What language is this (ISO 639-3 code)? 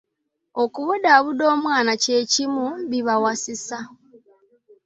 lug